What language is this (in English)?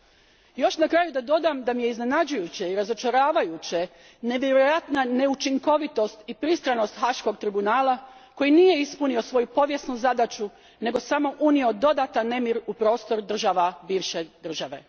Croatian